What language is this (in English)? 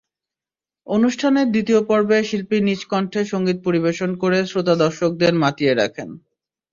Bangla